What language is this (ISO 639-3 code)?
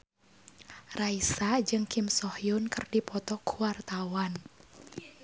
sun